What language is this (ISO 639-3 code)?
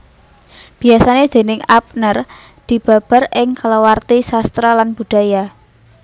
jav